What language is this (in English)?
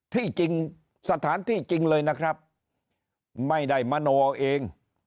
Thai